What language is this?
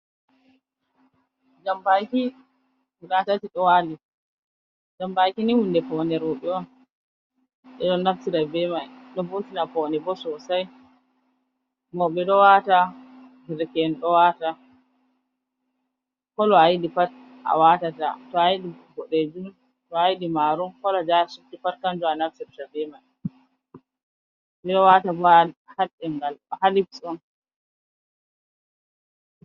Fula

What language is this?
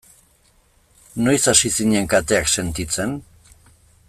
Basque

